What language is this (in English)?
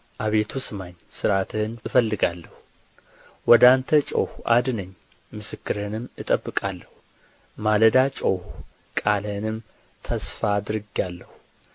Amharic